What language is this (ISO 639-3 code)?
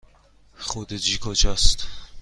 fas